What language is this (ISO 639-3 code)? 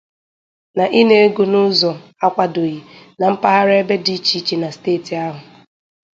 ibo